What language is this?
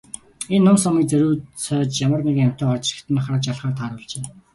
Mongolian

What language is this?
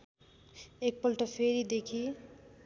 Nepali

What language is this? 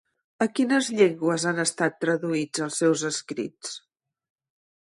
Catalan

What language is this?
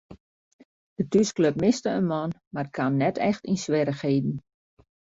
Western Frisian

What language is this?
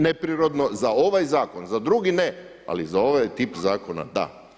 Croatian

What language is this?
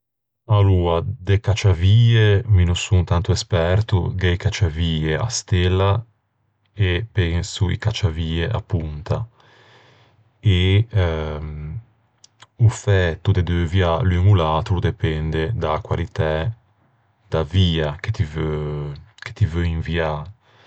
Ligurian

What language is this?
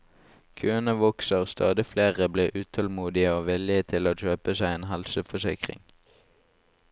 Norwegian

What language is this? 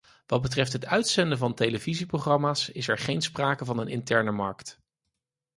Dutch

